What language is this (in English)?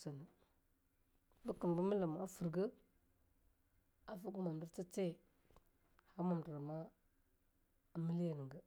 Longuda